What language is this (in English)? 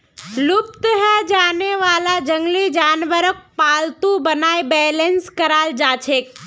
Magahi